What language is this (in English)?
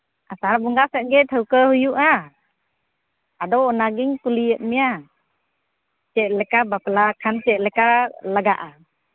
Santali